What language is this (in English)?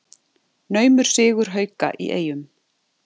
Icelandic